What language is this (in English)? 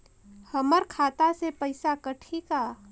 Chhattisgarhi